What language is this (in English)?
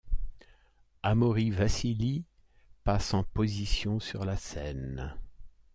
French